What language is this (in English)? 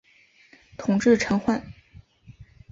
Chinese